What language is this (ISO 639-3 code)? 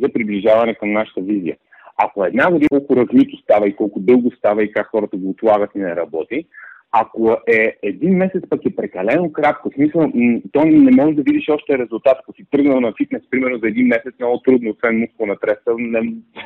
bul